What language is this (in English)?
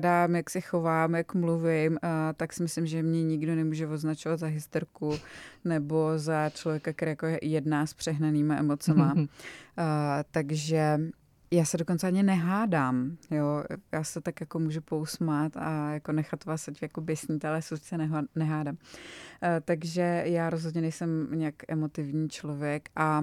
Czech